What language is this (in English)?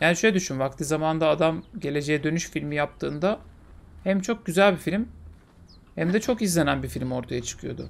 Turkish